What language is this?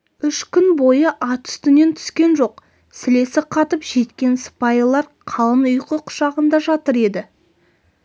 Kazakh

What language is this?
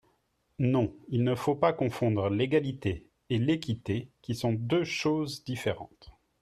French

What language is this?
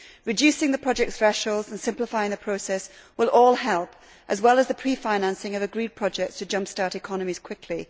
English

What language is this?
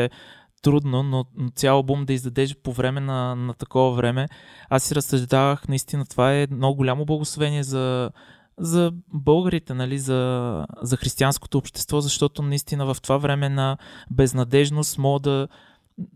Bulgarian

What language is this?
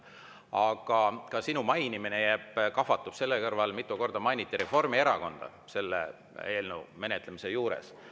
Estonian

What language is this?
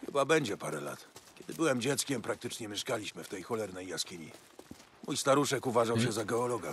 Polish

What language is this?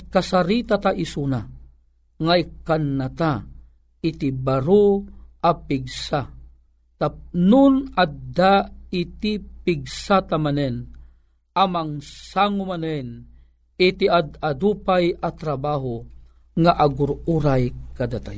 Filipino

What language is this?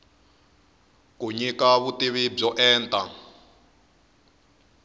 Tsonga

